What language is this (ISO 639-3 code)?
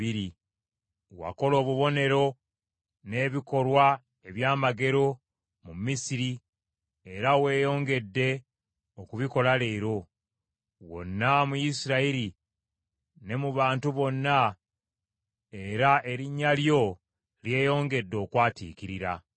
lug